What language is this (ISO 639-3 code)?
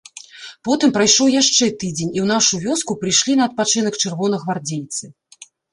bel